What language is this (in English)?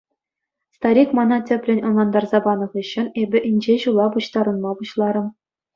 Chuvash